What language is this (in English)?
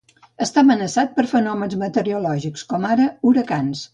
Catalan